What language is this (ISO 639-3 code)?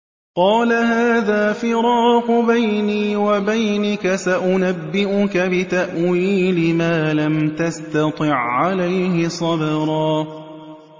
ara